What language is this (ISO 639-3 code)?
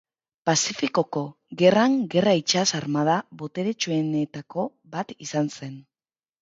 eus